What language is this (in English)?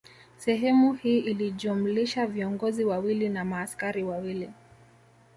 Swahili